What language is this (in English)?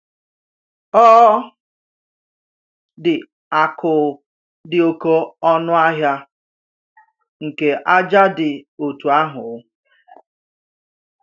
Igbo